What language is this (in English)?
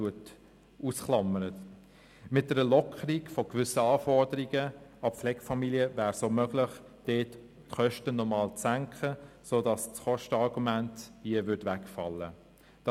Swiss German